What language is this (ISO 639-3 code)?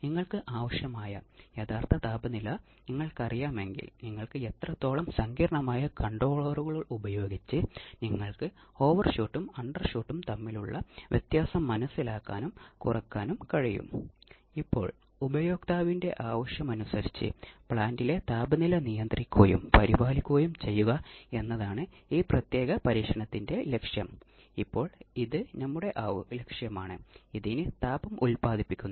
mal